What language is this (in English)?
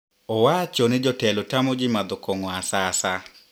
Luo (Kenya and Tanzania)